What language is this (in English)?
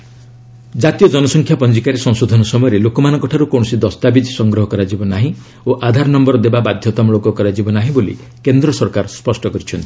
Odia